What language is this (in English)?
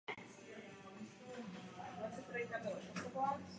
Czech